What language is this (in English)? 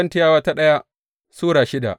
Hausa